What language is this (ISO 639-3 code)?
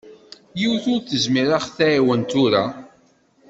kab